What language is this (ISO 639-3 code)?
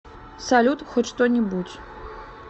rus